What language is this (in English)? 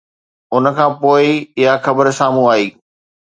Sindhi